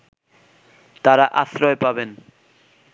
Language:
Bangla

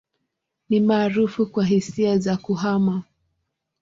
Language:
Swahili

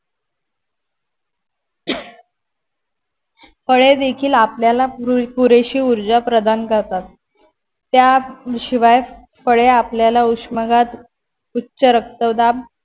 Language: Marathi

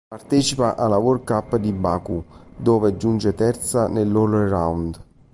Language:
Italian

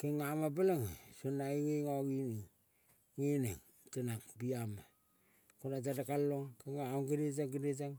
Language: Kol (Papua New Guinea)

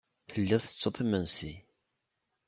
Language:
Kabyle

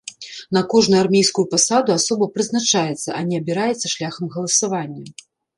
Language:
Belarusian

